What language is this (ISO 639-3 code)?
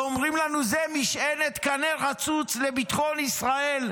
heb